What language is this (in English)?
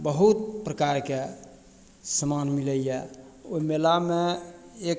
Maithili